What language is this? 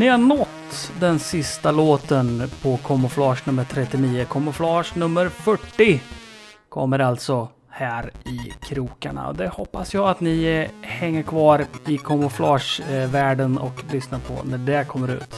Swedish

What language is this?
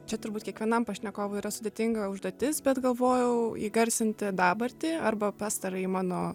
Lithuanian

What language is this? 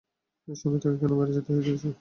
Bangla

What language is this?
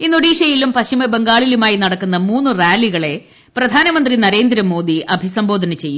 Malayalam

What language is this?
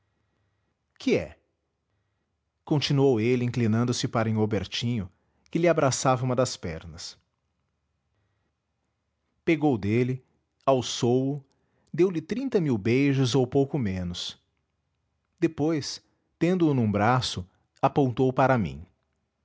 Portuguese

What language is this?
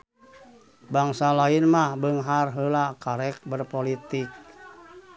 Sundanese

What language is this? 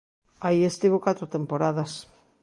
Galician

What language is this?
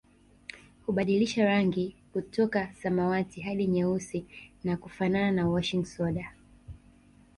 Swahili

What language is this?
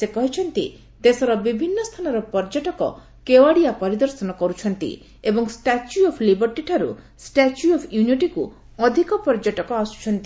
Odia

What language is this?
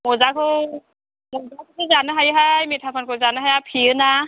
Bodo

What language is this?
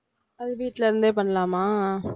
Tamil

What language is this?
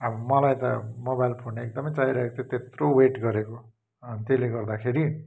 Nepali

